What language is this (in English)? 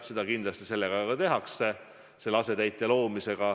Estonian